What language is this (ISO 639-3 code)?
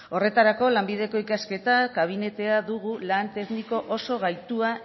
eus